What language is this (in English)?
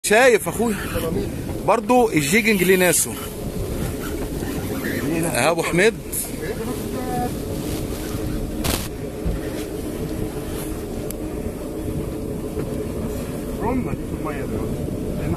Arabic